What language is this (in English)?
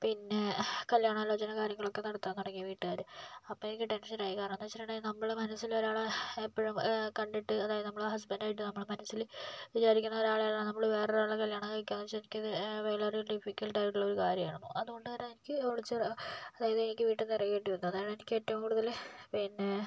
Malayalam